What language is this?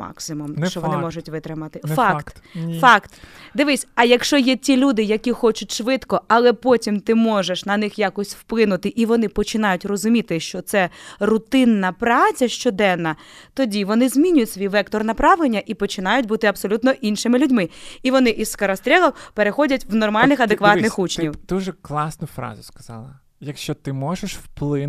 Ukrainian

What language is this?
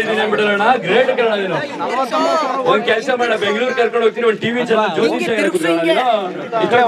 Arabic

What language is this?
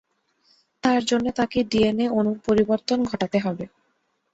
Bangla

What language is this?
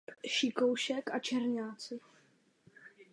Czech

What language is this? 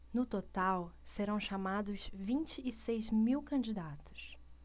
Portuguese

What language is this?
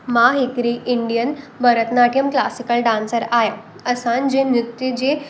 Sindhi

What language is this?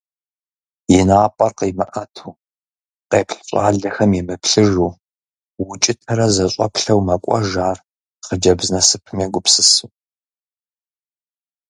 Kabardian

